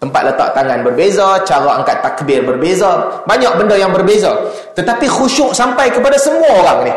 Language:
Malay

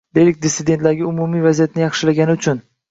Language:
Uzbek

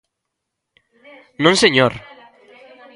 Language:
Galician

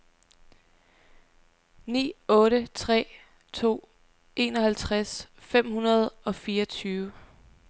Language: Danish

